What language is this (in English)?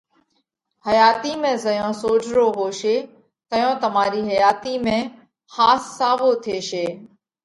Parkari Koli